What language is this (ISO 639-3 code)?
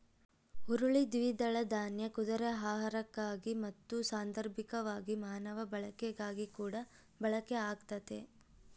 kan